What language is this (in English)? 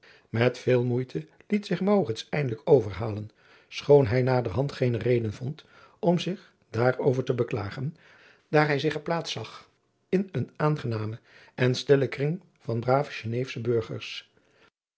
Dutch